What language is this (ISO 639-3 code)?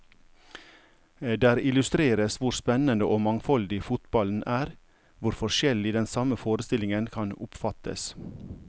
nor